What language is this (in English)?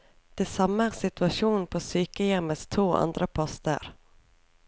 Norwegian